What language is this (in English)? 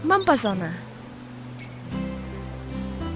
Indonesian